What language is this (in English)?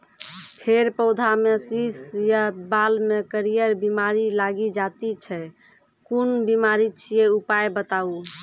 Maithili